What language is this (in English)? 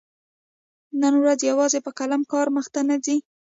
Pashto